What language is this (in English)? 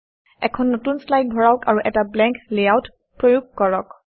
Assamese